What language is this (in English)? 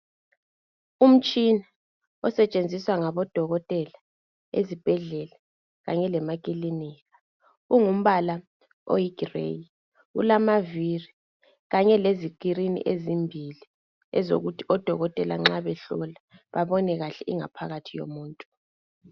North Ndebele